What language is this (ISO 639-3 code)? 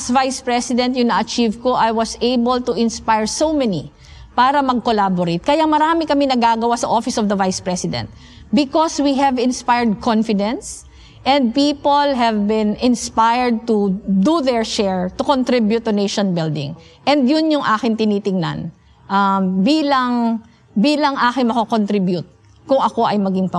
fil